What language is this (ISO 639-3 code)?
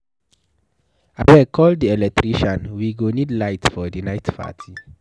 pcm